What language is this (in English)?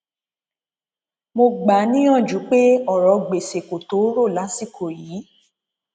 Yoruba